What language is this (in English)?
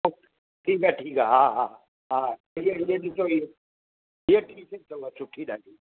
Sindhi